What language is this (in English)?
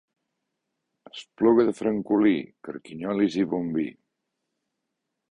Catalan